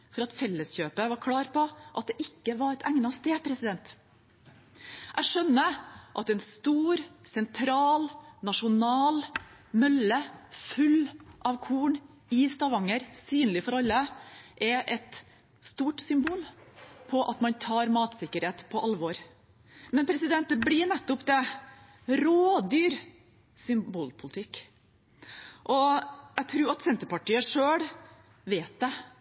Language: Norwegian Bokmål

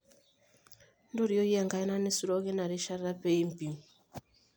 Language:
Masai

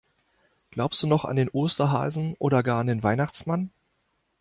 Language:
German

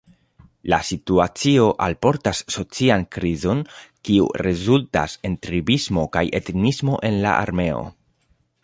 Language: Esperanto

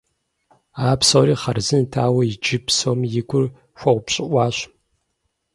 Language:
Kabardian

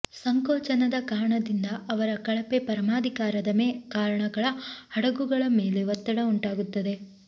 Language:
Kannada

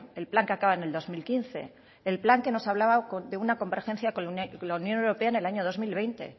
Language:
Spanish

